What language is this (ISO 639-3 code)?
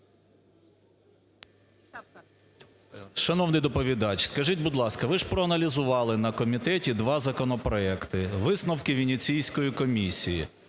ukr